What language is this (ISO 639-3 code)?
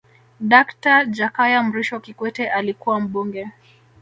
swa